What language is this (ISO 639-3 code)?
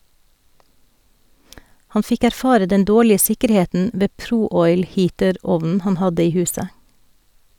nor